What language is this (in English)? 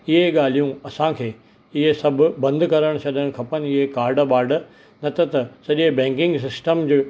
Sindhi